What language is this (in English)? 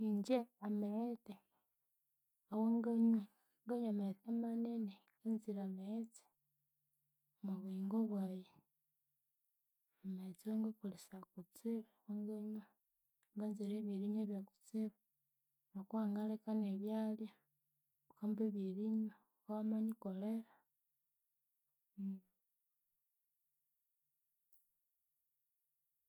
Konzo